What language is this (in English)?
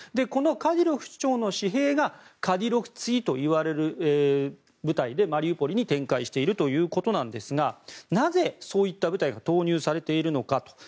Japanese